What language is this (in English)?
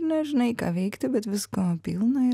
Lithuanian